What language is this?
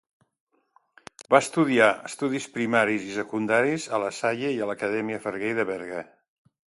Catalan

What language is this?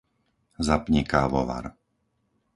Slovak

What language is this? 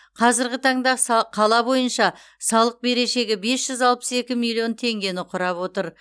Kazakh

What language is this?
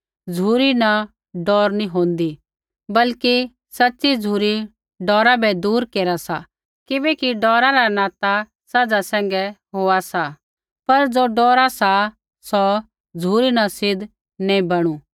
Kullu Pahari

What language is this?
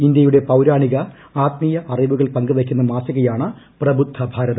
Malayalam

